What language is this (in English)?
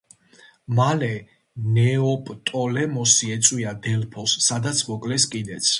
Georgian